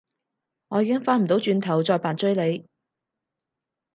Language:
Cantonese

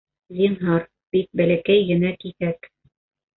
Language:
Bashkir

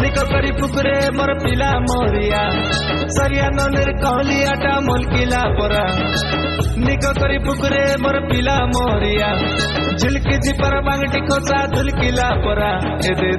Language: Odia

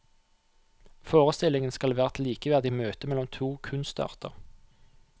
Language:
Norwegian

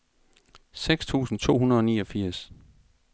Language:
Danish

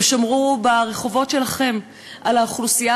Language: Hebrew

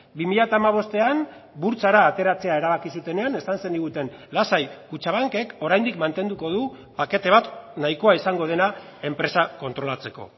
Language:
Basque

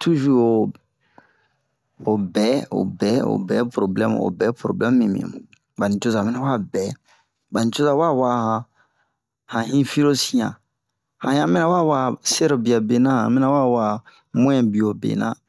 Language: Bomu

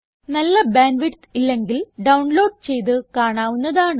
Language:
Malayalam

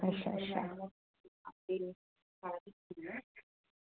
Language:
Dogri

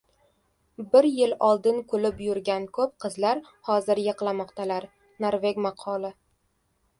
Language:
Uzbek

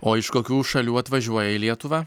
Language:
Lithuanian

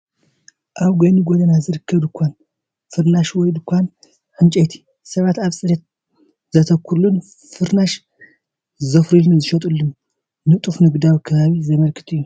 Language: Tigrinya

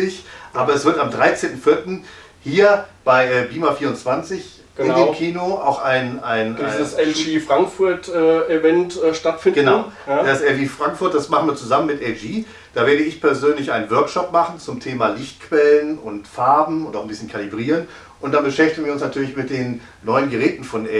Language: German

